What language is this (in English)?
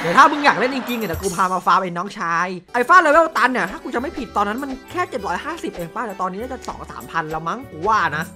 Thai